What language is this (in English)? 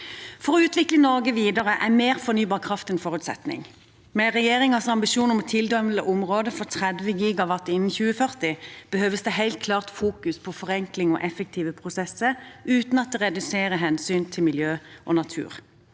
Norwegian